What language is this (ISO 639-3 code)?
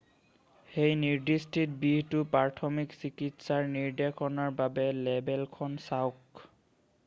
asm